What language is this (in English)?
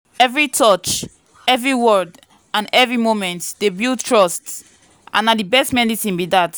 Nigerian Pidgin